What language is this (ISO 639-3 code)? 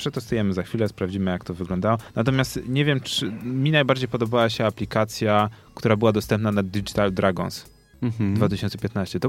pol